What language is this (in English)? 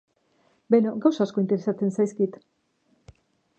Basque